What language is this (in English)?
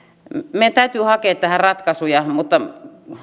Finnish